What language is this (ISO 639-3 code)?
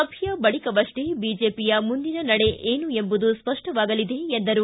kan